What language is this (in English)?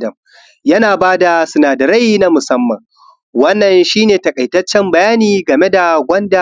Hausa